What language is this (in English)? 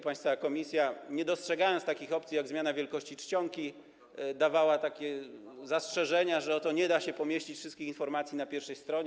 Polish